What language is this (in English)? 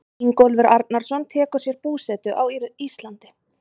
Icelandic